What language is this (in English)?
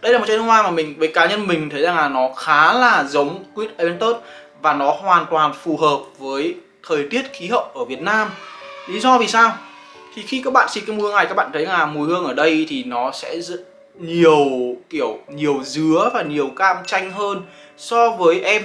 Vietnamese